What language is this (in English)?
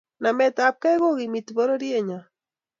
Kalenjin